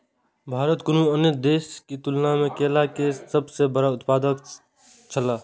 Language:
Maithili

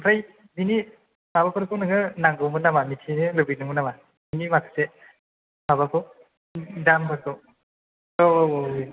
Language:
Bodo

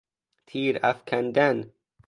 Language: Persian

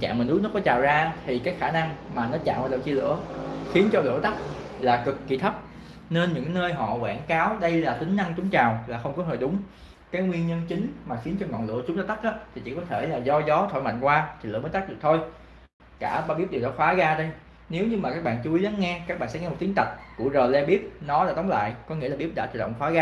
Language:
Vietnamese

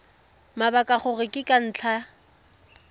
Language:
Tswana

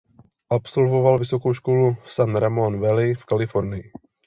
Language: Czech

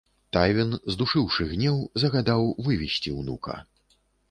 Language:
Belarusian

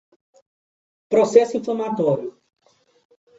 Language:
Portuguese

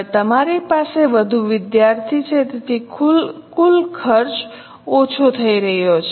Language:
Gujarati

